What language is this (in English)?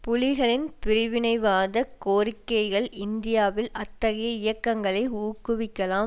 Tamil